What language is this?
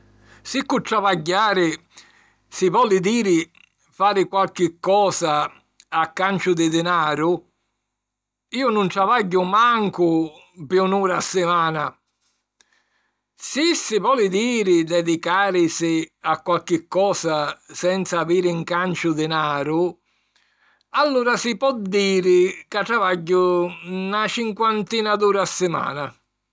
Sicilian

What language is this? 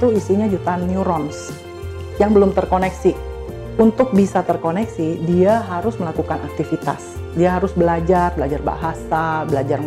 Indonesian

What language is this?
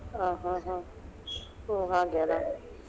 Kannada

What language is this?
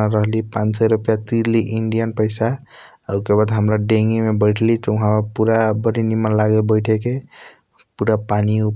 Kochila Tharu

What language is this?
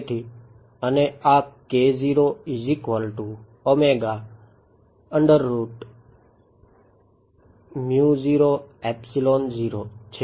Gujarati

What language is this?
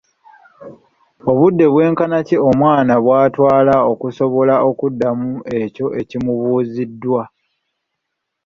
Ganda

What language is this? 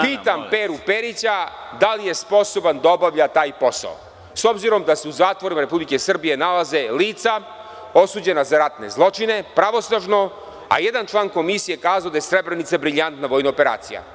Serbian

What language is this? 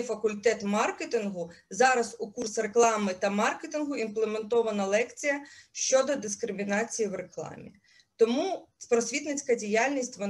Ukrainian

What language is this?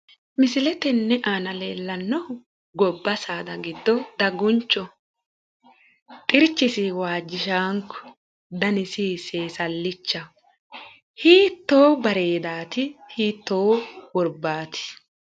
Sidamo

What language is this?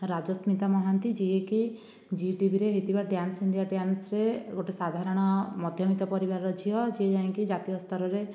Odia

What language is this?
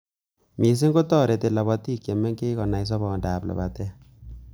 Kalenjin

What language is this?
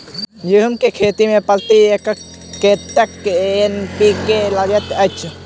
Maithili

